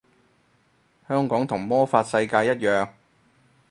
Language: Cantonese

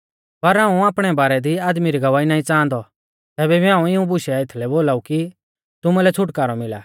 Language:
Mahasu Pahari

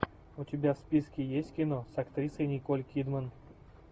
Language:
Russian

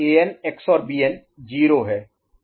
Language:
Hindi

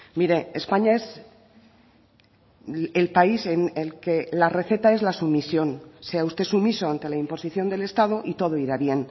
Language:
Spanish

